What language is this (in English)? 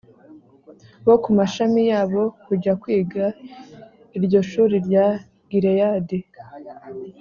Kinyarwanda